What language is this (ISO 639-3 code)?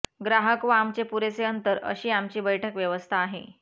mar